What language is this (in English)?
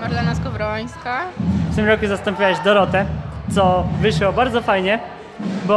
Polish